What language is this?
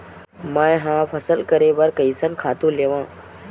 Chhattisgarhi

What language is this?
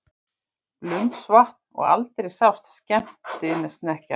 Icelandic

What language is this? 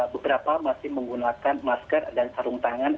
Indonesian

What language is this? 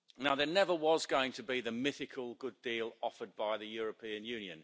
English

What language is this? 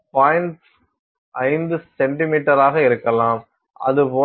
Tamil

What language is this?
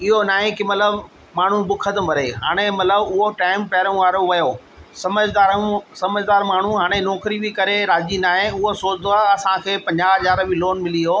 Sindhi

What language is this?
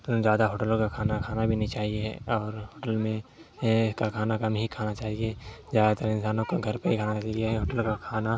Urdu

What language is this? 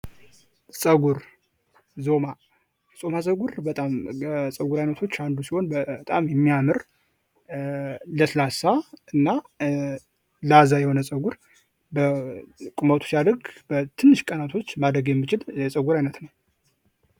Amharic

